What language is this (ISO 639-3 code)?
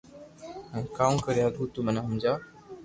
lrk